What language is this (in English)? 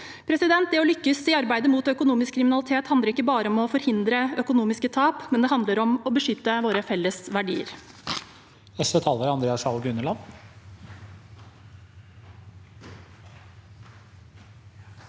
Norwegian